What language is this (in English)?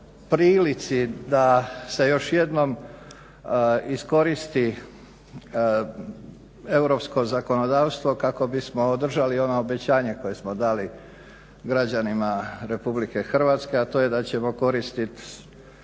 Croatian